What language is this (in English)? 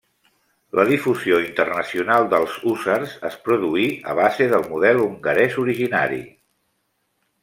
Catalan